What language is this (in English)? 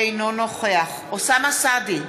Hebrew